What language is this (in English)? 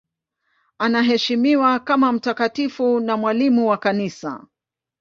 Swahili